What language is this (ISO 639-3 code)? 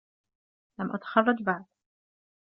ara